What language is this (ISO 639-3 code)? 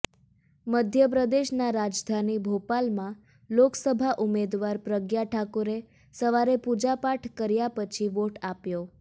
guj